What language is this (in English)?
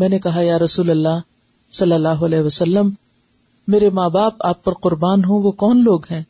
Urdu